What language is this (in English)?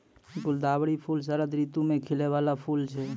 Maithili